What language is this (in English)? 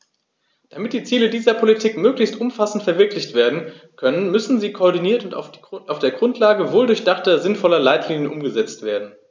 German